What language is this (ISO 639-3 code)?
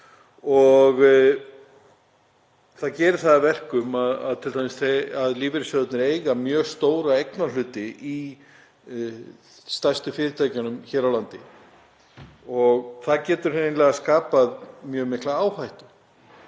isl